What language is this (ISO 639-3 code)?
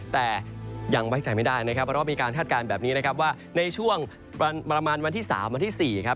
tha